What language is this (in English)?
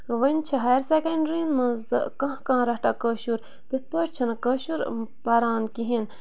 Kashmiri